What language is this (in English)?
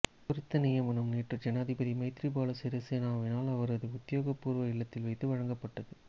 Tamil